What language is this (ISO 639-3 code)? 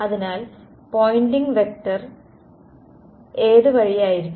mal